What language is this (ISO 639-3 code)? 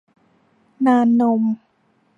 tha